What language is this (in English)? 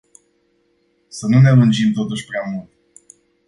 Romanian